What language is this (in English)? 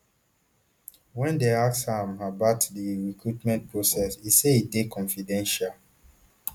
Nigerian Pidgin